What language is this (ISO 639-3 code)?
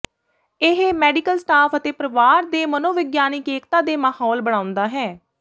pan